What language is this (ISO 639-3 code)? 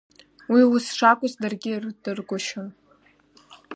abk